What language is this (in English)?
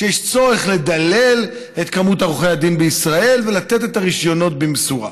Hebrew